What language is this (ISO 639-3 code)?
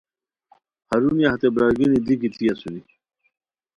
khw